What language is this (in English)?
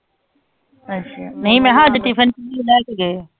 Punjabi